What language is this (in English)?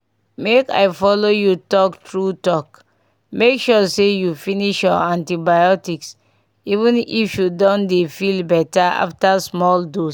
Nigerian Pidgin